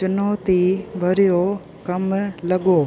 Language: Sindhi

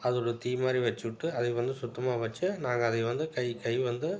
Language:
Tamil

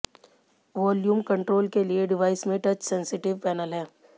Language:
Hindi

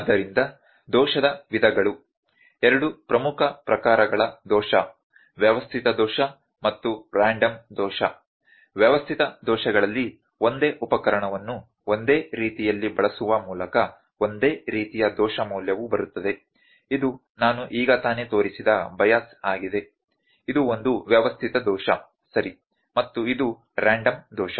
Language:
Kannada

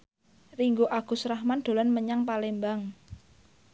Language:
Javanese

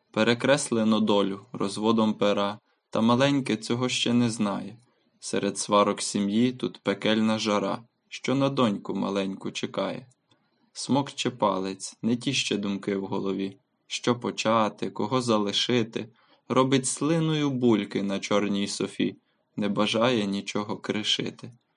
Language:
Ukrainian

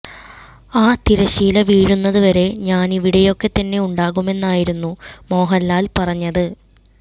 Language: Malayalam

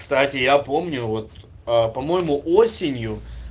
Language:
Russian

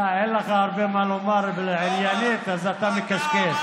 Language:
Hebrew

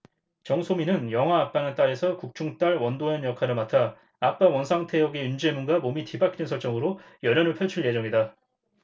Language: Korean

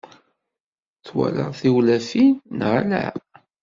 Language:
Kabyle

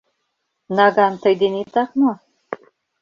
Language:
Mari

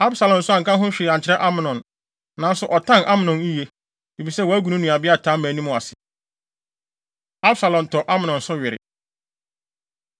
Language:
Akan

